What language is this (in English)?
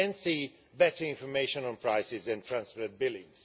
English